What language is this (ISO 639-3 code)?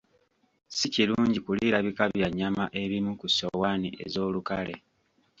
lug